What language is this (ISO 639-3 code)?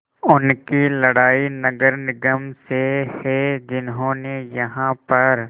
hin